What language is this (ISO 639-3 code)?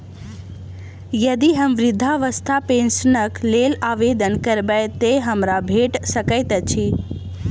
mai